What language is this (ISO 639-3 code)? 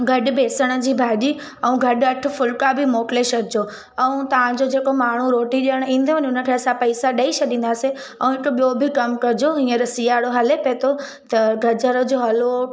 snd